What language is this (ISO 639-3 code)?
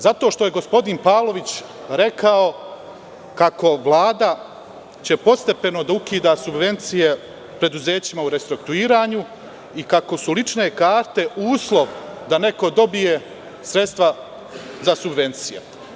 srp